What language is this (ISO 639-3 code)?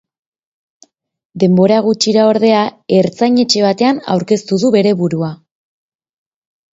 eus